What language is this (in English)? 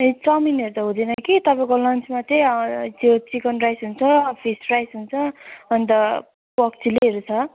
Nepali